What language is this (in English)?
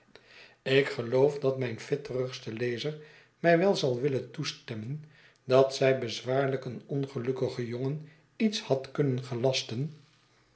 Dutch